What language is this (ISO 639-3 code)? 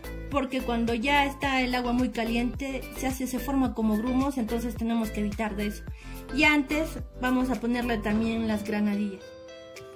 spa